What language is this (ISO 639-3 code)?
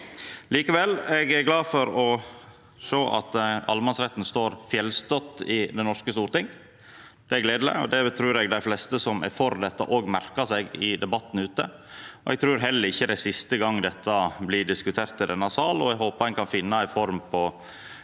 nor